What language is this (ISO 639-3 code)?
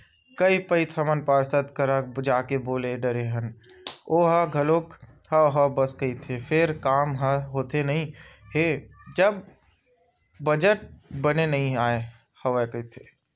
hne